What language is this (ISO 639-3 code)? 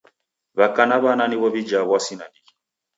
dav